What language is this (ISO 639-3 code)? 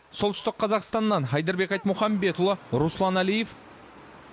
kaz